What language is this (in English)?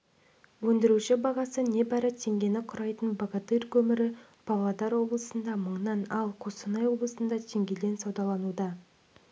Kazakh